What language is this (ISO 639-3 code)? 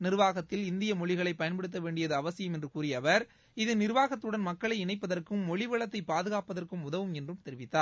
tam